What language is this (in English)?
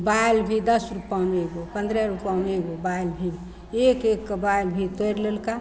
Maithili